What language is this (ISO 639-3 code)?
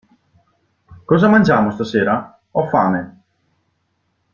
ita